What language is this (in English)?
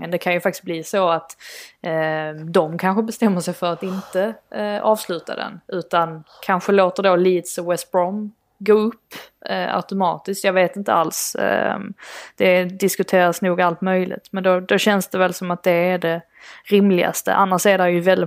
Swedish